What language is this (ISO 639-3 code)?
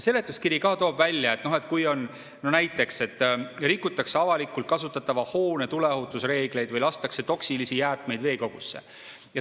est